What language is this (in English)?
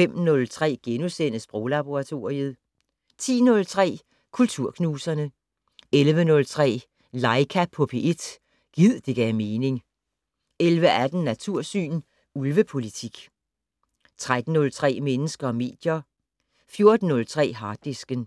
Danish